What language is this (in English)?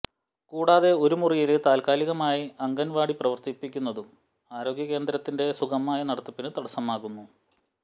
Malayalam